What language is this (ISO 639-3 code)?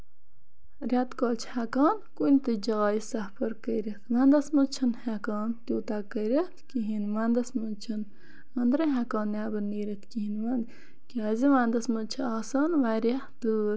kas